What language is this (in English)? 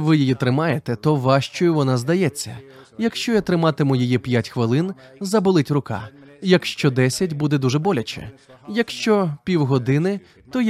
Ukrainian